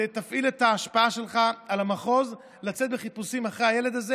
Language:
Hebrew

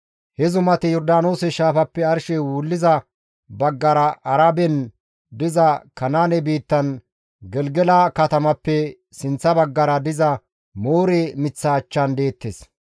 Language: Gamo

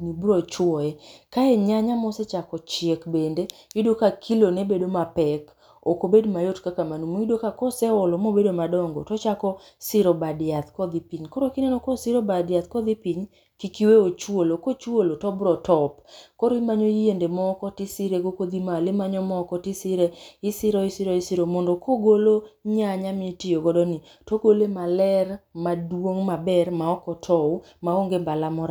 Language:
Luo (Kenya and Tanzania)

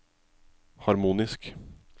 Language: Norwegian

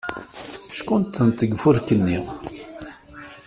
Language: Kabyle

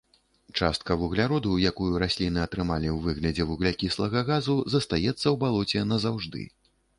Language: Belarusian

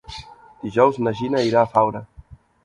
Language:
Catalan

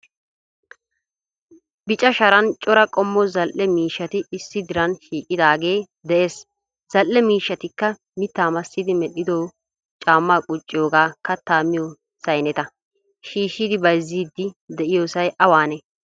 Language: Wolaytta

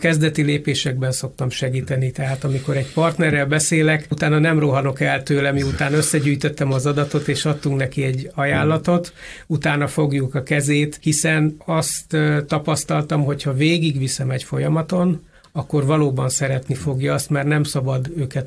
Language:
Hungarian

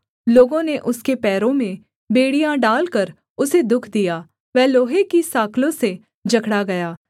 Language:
Hindi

